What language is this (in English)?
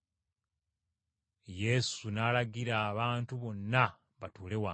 Ganda